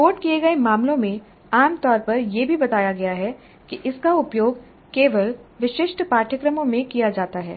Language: Hindi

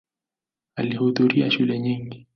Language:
Swahili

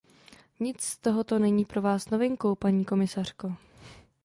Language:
Czech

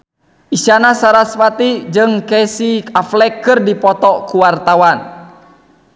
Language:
Sundanese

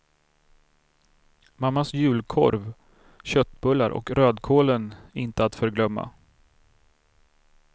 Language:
Swedish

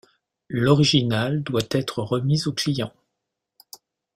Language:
French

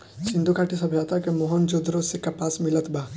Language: Bhojpuri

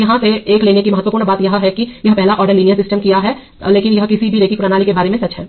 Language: Hindi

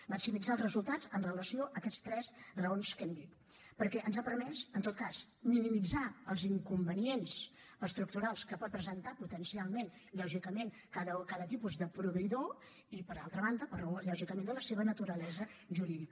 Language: Catalan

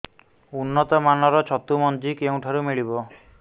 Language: Odia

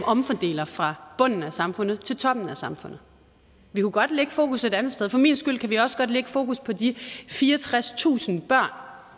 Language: Danish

